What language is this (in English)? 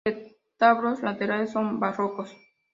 Spanish